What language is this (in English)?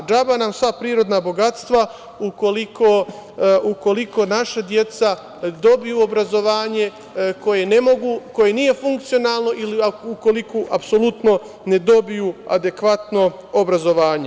Serbian